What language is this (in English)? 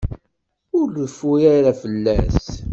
Kabyle